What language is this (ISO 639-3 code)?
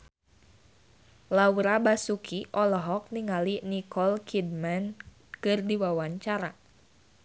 sun